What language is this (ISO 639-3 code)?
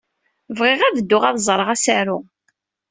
kab